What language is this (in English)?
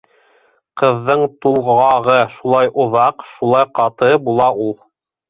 Bashkir